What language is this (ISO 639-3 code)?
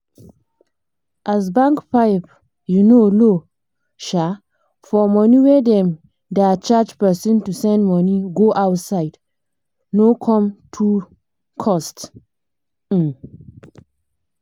pcm